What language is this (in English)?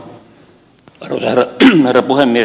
Finnish